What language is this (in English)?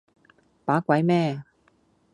Cantonese